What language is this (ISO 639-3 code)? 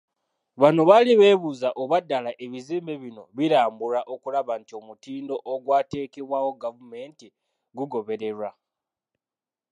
lug